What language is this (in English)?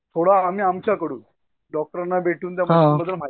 Marathi